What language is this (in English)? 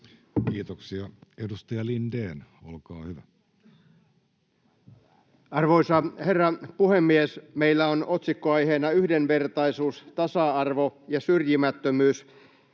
Finnish